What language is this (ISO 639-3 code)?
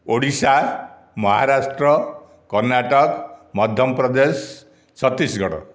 ori